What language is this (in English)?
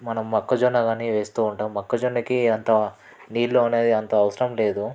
Telugu